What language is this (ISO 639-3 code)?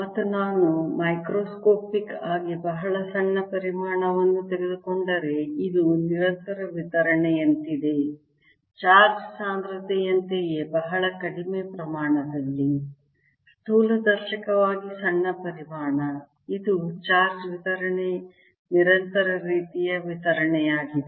kan